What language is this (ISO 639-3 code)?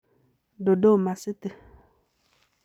kln